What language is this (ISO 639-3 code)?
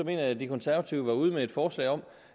dan